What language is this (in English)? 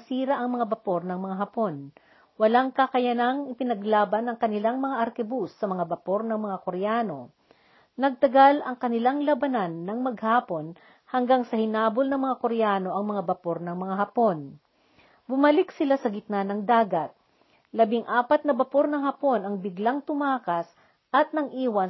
Filipino